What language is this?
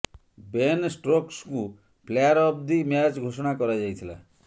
Odia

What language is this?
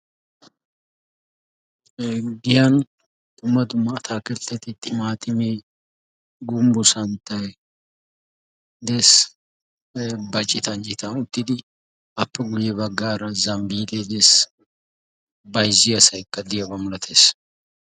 Wolaytta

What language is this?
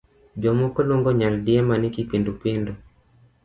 Luo (Kenya and Tanzania)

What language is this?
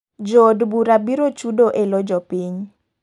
Luo (Kenya and Tanzania)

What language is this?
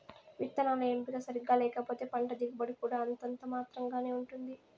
Telugu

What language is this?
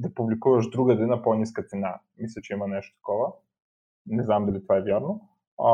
Bulgarian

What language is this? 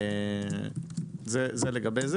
Hebrew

